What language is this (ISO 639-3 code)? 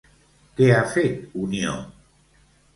cat